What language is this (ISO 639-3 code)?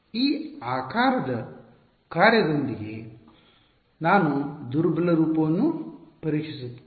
kan